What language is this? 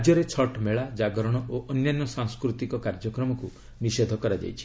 Odia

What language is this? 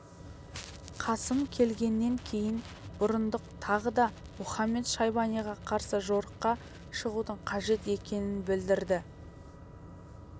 Kazakh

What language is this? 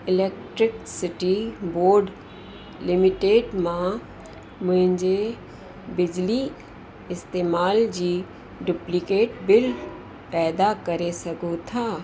Sindhi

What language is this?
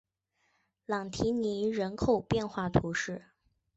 Chinese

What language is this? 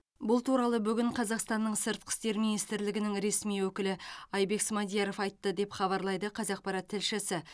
Kazakh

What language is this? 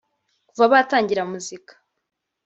Kinyarwanda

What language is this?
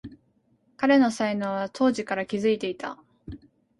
Japanese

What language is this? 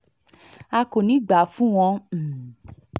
Yoruba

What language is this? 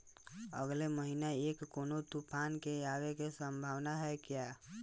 Bhojpuri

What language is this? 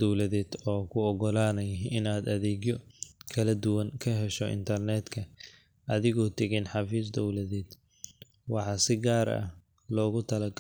Somali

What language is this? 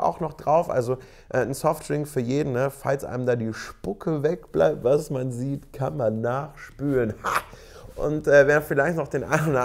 German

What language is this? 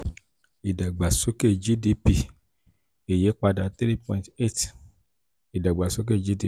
Yoruba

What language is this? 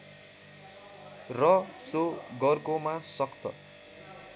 Nepali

